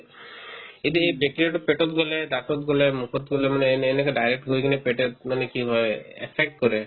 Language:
Assamese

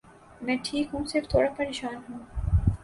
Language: Urdu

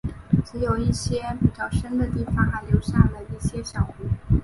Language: Chinese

